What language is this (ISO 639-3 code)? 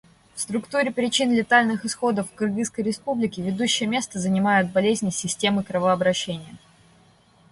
rus